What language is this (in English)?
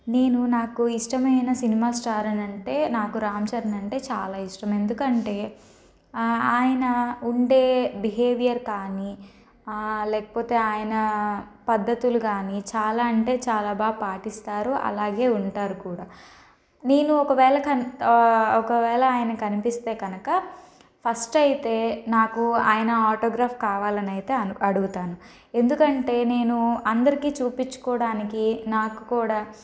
Telugu